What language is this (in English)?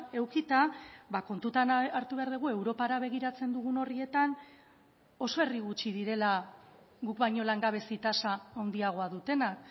Basque